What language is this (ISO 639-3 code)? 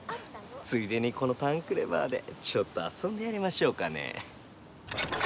jpn